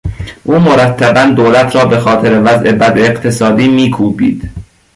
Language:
Persian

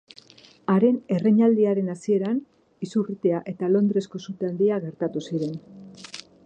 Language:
Basque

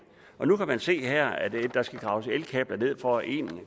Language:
Danish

